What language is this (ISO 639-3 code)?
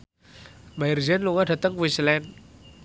jav